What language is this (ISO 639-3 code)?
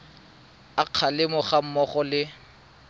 tsn